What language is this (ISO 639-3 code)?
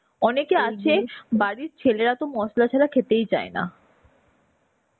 ben